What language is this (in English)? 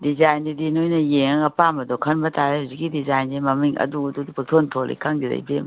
Manipuri